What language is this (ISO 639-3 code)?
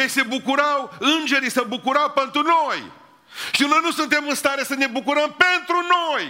ron